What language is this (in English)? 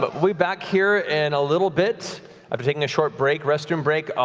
English